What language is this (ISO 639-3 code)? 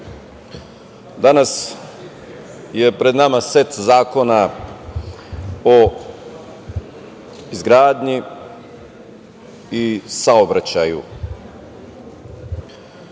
srp